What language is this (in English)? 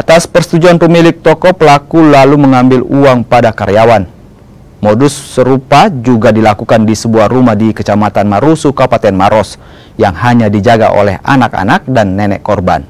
Indonesian